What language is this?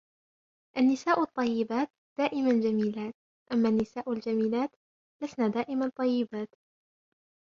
Arabic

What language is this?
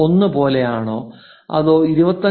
Malayalam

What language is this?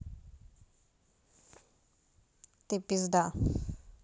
Russian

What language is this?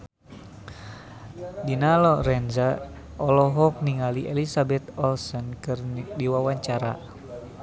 Sundanese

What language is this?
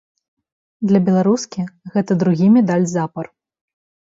Belarusian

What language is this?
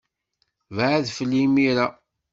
Kabyle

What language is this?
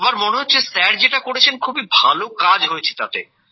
Bangla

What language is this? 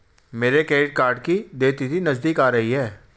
Hindi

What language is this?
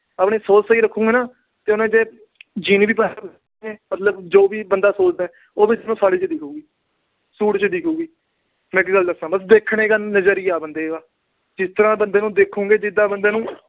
Punjabi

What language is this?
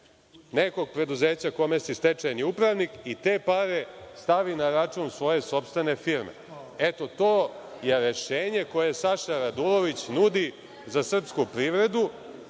Serbian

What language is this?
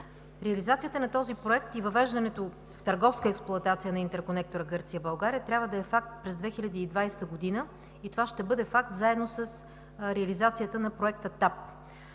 Bulgarian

